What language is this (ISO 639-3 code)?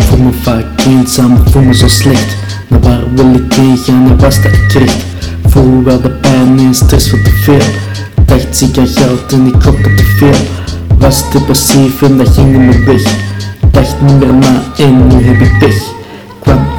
nld